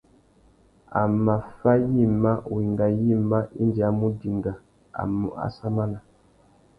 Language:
Tuki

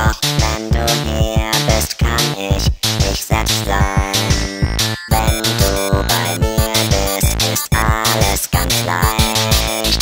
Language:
Polish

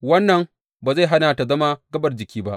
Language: Hausa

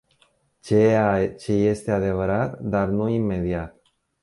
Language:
Romanian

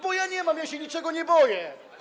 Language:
Polish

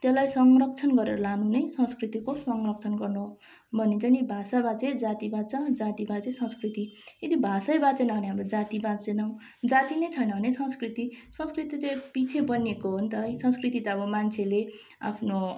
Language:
Nepali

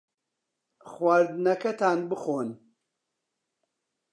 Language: Central Kurdish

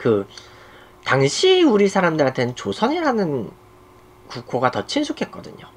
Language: Korean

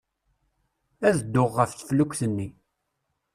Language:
Kabyle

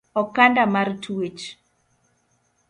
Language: Luo (Kenya and Tanzania)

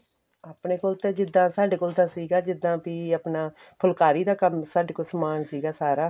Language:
Punjabi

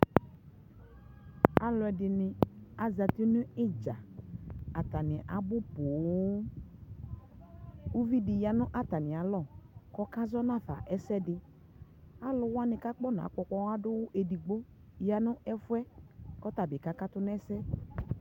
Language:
Ikposo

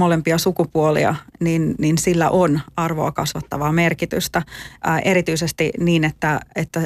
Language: Finnish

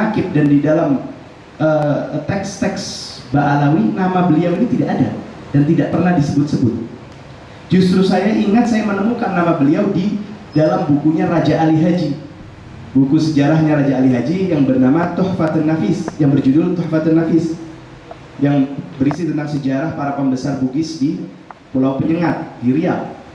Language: Indonesian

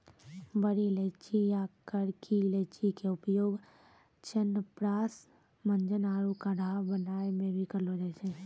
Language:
Maithili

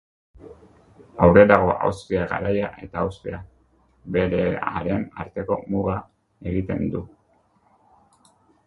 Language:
Basque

